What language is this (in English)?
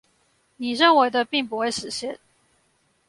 Chinese